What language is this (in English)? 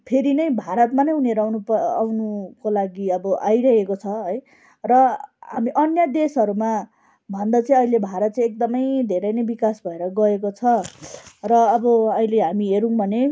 Nepali